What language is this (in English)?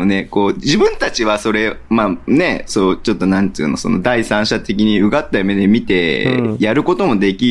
Japanese